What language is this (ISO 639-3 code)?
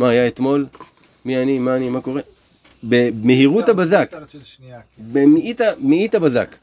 heb